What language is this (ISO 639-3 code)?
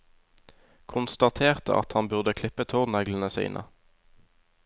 nor